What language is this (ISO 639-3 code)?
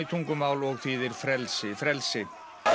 isl